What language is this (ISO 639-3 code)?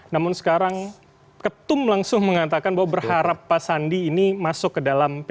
ind